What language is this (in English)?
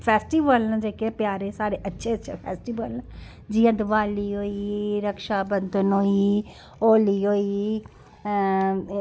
Dogri